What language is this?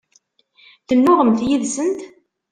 Kabyle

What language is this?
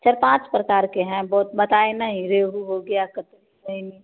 Hindi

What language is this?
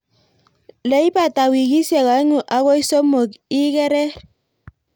Kalenjin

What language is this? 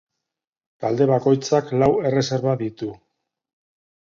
Basque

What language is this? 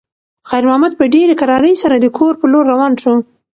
Pashto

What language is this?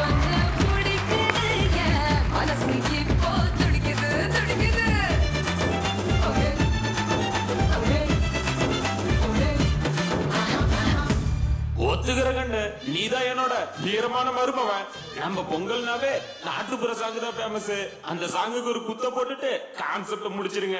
Tamil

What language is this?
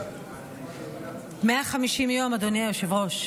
Hebrew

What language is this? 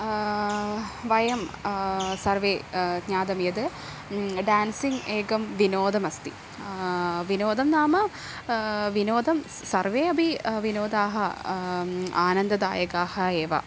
Sanskrit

